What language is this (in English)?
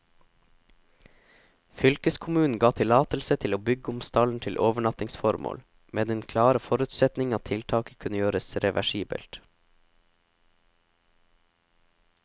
Norwegian